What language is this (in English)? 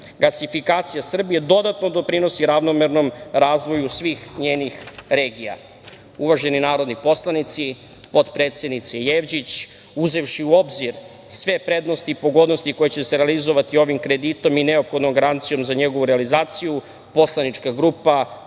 Serbian